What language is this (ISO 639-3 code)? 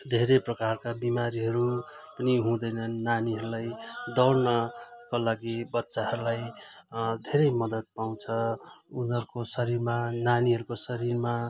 nep